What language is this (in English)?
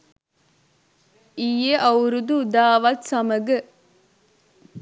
Sinhala